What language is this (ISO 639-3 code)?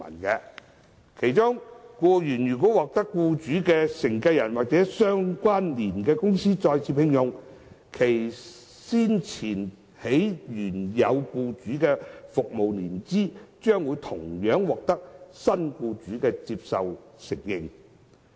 yue